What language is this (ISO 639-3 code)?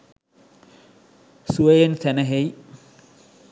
sin